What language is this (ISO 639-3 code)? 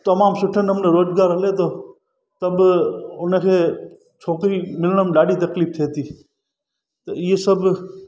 snd